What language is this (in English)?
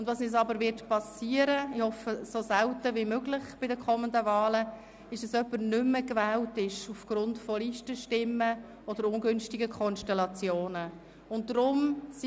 Swiss German